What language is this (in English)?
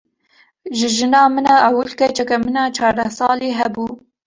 Kurdish